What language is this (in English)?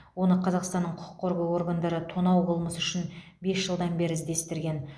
Kazakh